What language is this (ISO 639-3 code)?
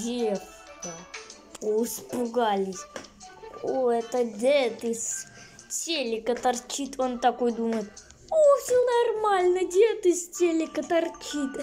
rus